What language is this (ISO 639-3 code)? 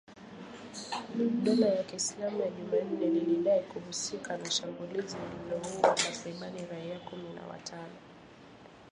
swa